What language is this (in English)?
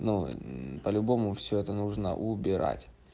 Russian